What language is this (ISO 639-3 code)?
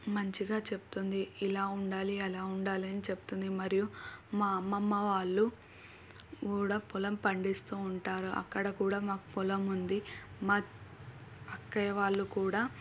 tel